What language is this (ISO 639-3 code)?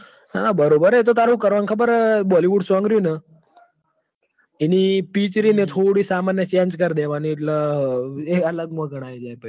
guj